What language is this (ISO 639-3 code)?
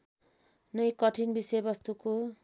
nep